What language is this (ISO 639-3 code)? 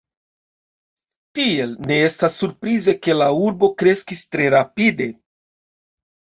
epo